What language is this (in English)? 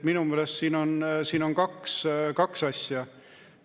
Estonian